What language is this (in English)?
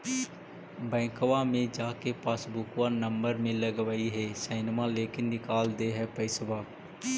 Magahi